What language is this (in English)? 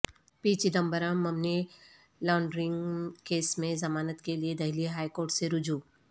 Urdu